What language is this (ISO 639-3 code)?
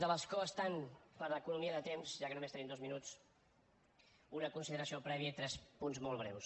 cat